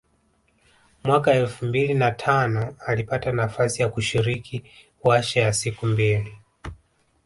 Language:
Swahili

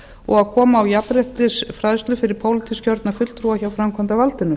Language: Icelandic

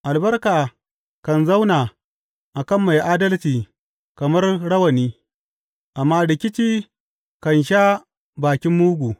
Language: Hausa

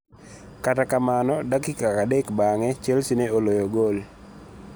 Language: Luo (Kenya and Tanzania)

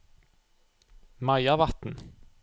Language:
Norwegian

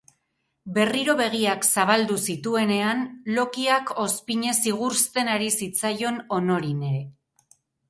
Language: Basque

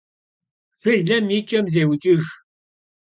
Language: Kabardian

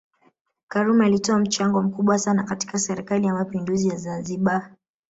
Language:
Swahili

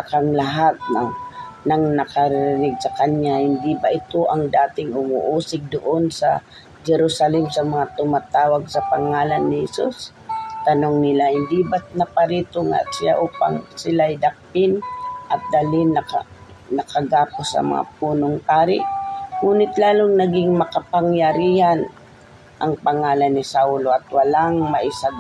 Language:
Filipino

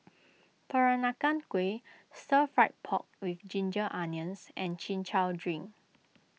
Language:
English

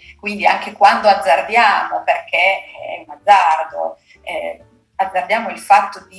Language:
Italian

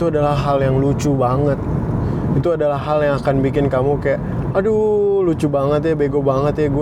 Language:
Indonesian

